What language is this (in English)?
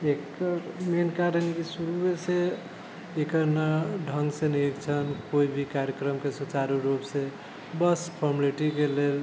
Maithili